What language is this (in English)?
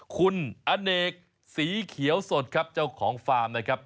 Thai